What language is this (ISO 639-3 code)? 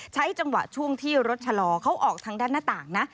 tha